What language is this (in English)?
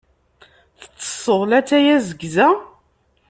Kabyle